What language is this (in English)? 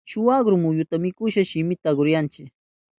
Southern Pastaza Quechua